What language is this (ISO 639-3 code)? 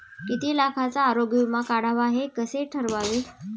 mar